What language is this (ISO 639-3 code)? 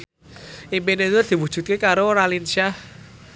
jav